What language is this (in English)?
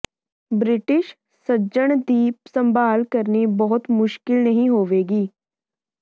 Punjabi